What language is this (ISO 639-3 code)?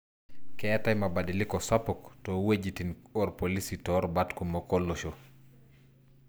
mas